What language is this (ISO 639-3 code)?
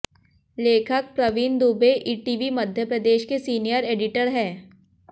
hin